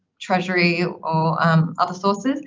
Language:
English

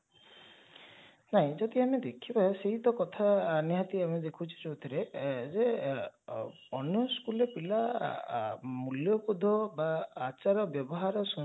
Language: Odia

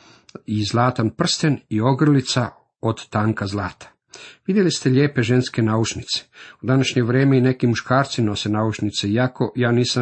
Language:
Croatian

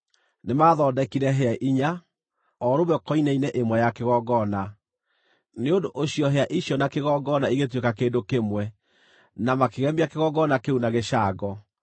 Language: Kikuyu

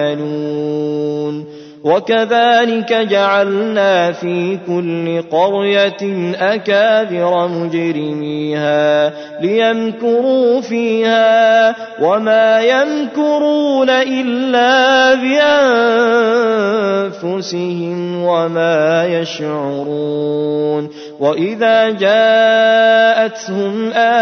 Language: Arabic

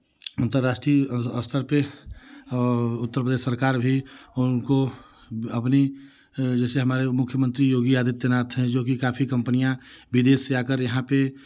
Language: Hindi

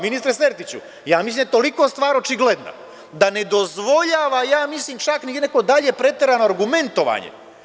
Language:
Serbian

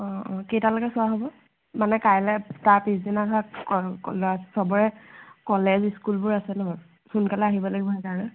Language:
Assamese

